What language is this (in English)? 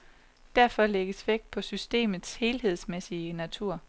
Danish